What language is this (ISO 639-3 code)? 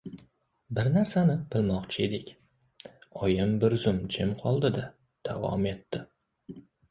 uzb